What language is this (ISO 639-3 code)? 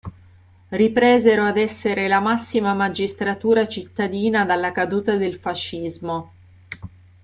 ita